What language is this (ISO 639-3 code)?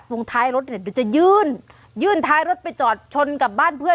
tha